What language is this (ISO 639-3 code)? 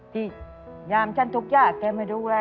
tha